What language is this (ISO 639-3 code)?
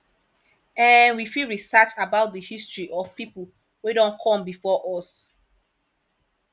pcm